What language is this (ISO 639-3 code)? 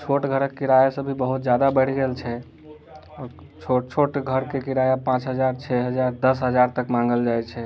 mai